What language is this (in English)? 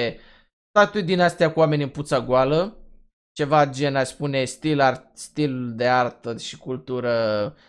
Romanian